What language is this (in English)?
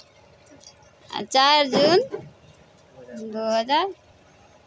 Maithili